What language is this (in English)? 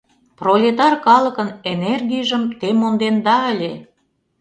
Mari